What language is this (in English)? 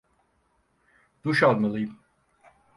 Turkish